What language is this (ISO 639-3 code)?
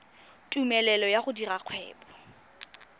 tsn